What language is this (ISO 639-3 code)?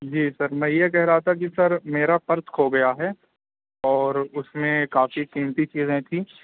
urd